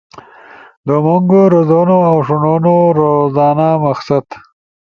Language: Ushojo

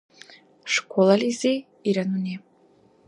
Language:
Dargwa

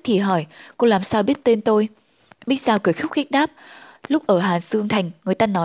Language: Vietnamese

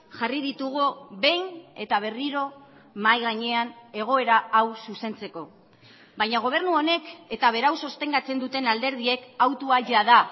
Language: Basque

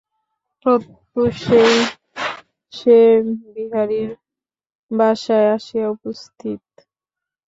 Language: Bangla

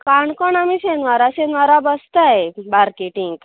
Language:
Konkani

